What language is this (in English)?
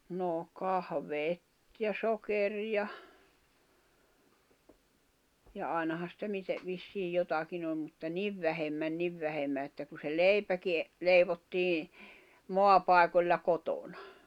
Finnish